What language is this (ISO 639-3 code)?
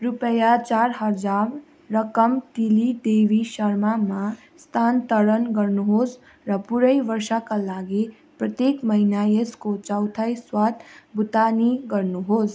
nep